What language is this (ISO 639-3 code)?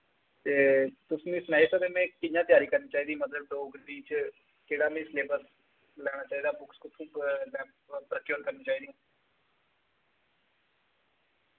doi